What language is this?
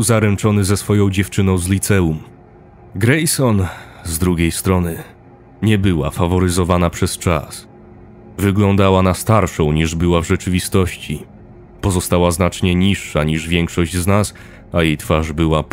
Polish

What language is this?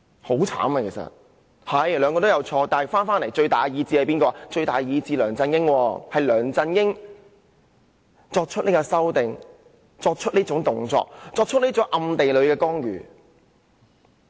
Cantonese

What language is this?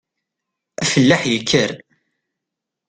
Kabyle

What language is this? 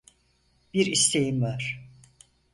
Turkish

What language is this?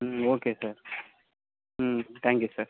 Tamil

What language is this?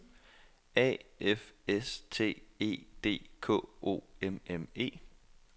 Danish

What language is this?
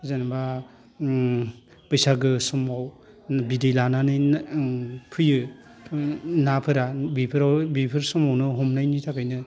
Bodo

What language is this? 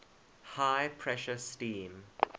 English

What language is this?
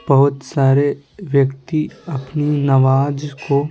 Hindi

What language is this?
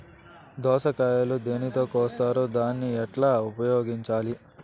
Telugu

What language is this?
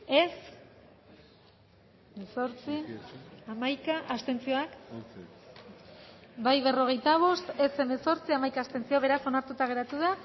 Basque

